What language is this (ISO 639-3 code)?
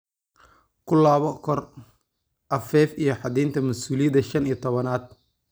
som